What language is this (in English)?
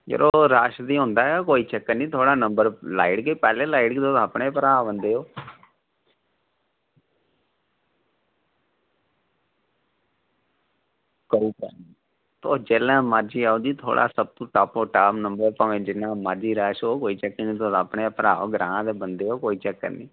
Dogri